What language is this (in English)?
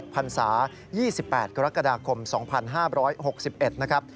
Thai